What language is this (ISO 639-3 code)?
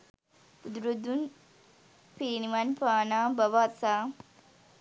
sin